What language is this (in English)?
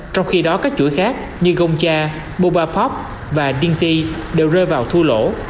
Vietnamese